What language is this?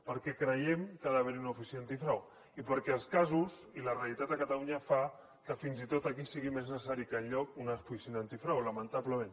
Catalan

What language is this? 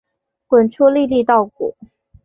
Chinese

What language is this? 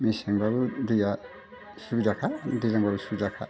Bodo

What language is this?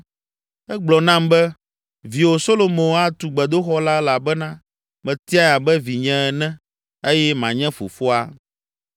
Ewe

